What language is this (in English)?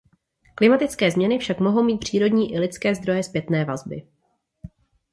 Czech